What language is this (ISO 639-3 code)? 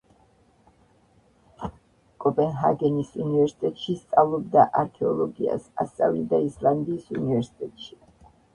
kat